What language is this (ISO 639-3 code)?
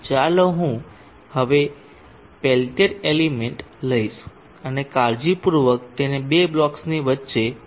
guj